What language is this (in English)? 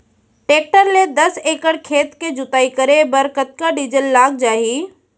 Chhattisgarhi